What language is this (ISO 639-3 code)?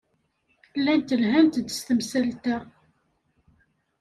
kab